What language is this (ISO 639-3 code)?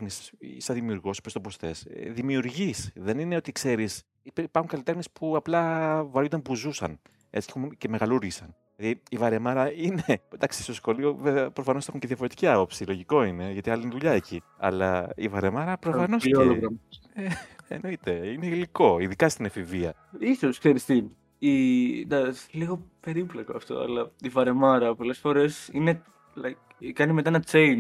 ell